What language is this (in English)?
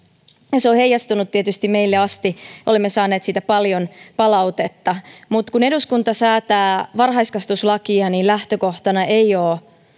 Finnish